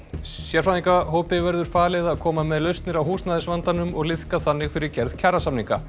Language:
Icelandic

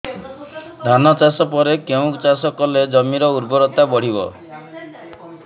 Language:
Odia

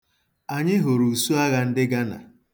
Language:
Igbo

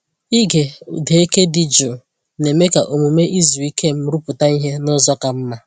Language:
Igbo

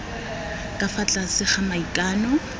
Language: Tswana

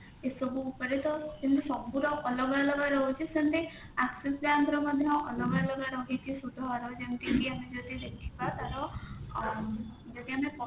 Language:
Odia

